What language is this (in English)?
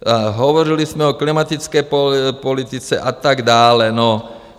Czech